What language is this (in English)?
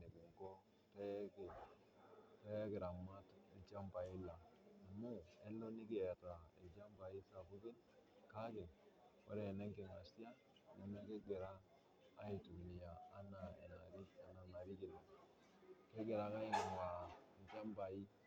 Masai